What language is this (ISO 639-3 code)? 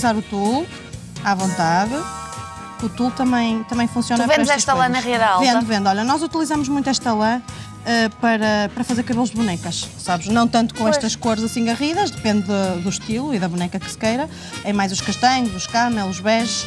por